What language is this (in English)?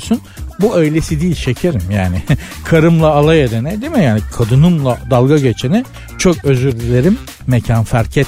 Turkish